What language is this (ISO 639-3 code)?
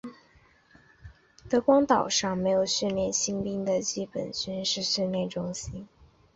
zho